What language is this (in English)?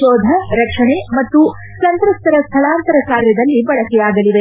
Kannada